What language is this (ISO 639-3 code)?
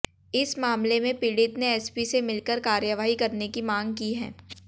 hin